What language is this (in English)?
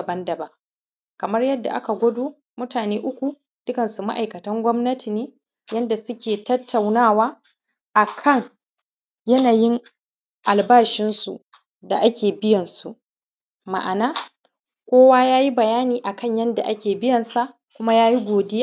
Hausa